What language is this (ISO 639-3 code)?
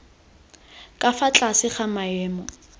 tsn